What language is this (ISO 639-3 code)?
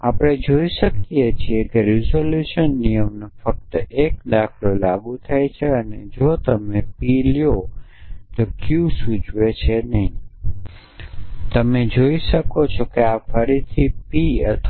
guj